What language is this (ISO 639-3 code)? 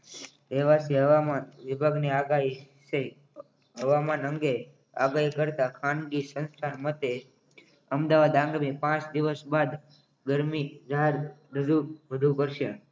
guj